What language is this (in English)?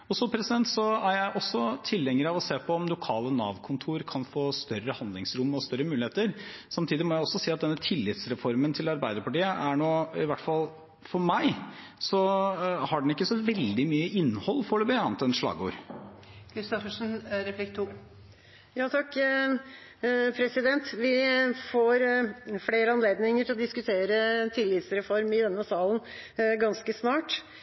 Norwegian Bokmål